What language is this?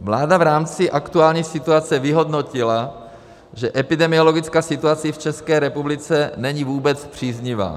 Czech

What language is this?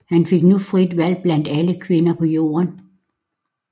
Danish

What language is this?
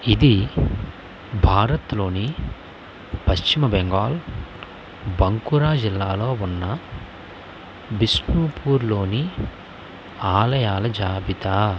Telugu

